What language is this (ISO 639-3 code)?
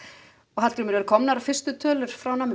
isl